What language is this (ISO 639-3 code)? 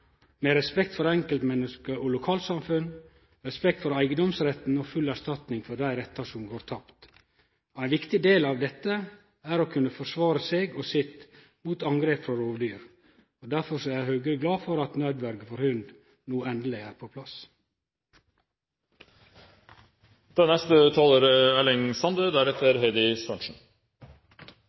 nno